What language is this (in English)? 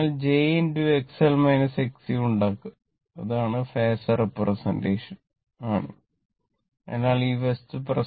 Malayalam